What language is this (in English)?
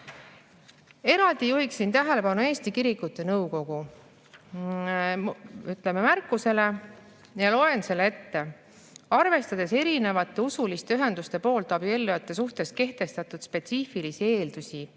Estonian